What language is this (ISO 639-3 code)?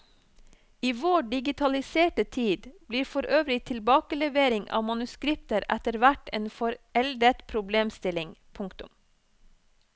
nor